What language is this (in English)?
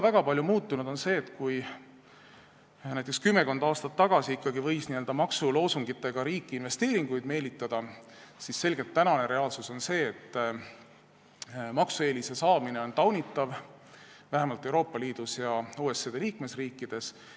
Estonian